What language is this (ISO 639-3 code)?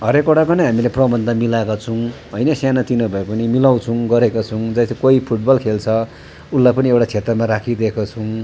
nep